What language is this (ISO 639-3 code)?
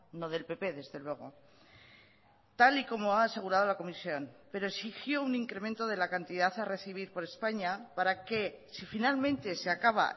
spa